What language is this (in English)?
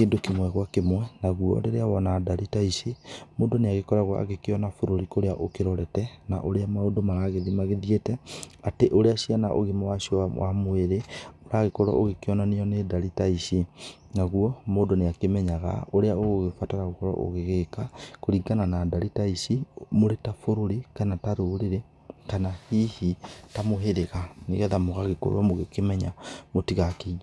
Kikuyu